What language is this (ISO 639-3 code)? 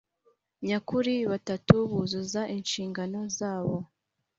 kin